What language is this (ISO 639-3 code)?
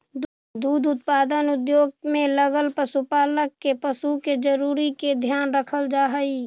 mag